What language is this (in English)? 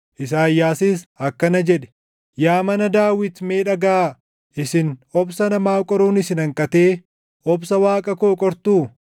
Oromo